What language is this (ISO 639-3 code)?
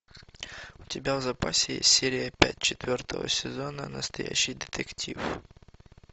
rus